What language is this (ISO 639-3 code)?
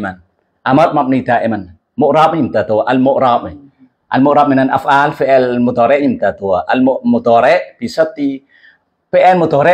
ind